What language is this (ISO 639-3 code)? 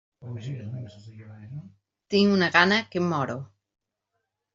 cat